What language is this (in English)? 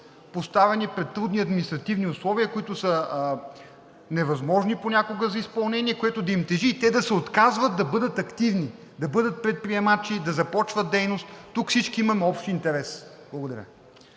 Bulgarian